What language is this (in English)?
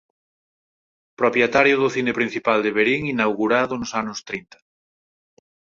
Galician